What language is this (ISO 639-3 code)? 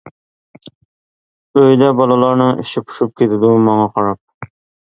uig